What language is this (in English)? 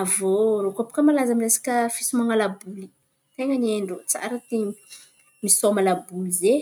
Antankarana Malagasy